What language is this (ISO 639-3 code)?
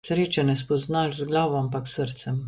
slv